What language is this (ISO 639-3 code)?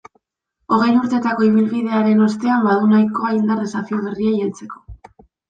eus